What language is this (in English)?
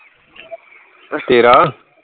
Punjabi